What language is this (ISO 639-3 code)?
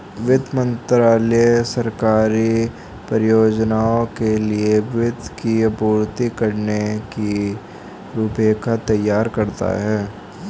hin